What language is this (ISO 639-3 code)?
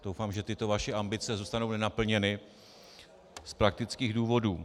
ces